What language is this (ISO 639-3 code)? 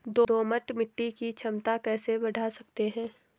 hin